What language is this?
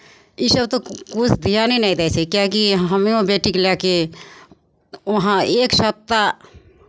Maithili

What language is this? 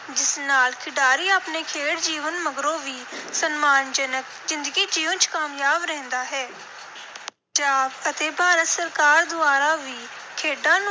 Punjabi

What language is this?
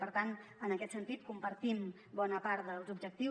Catalan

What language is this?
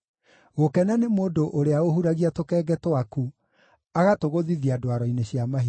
Kikuyu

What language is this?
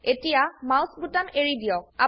Assamese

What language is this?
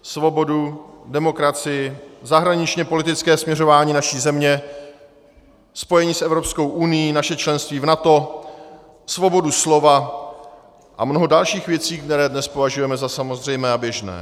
Czech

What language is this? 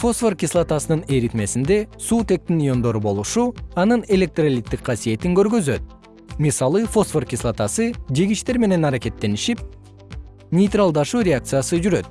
Kyrgyz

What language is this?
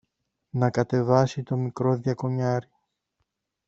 Greek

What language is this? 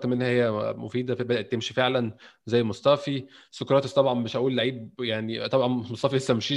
Arabic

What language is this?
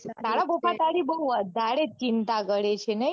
Gujarati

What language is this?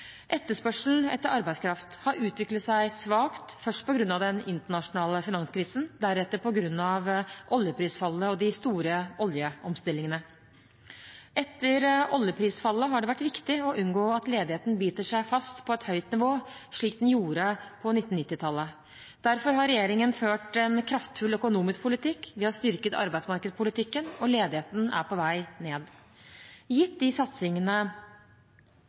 Norwegian Bokmål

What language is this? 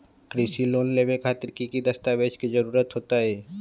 Magahi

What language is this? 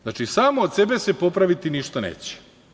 Serbian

